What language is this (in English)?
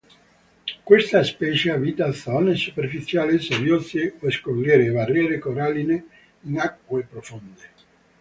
Italian